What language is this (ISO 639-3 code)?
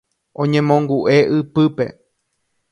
grn